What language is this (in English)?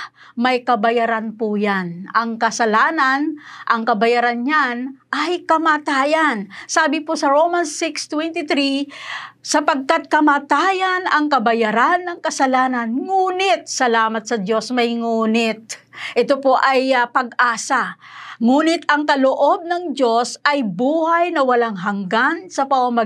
Filipino